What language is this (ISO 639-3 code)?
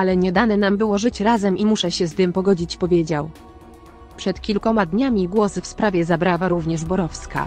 pol